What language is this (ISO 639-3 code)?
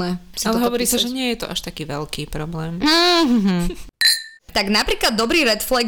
slk